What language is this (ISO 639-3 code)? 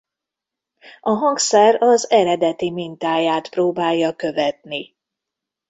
hun